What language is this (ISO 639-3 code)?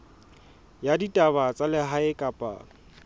sot